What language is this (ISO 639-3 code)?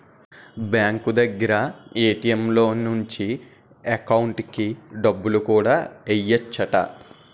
tel